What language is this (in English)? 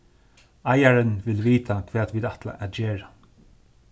Faroese